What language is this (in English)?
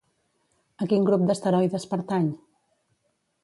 Catalan